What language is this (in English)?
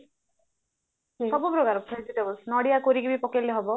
Odia